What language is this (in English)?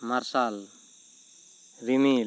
Santali